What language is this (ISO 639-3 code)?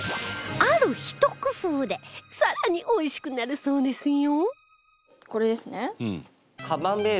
jpn